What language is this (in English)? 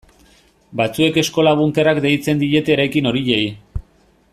Basque